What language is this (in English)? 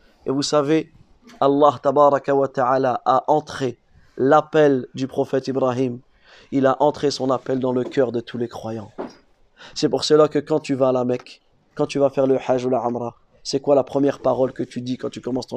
French